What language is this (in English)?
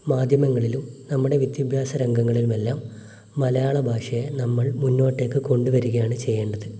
Malayalam